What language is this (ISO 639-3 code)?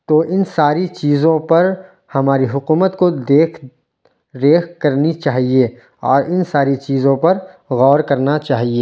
urd